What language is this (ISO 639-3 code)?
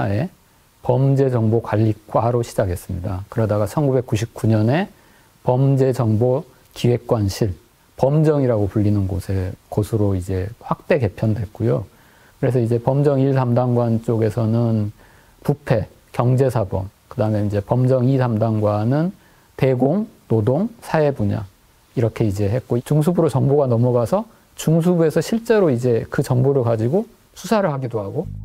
kor